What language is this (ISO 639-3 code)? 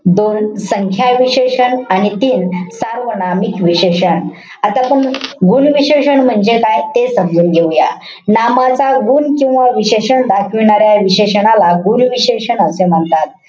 mar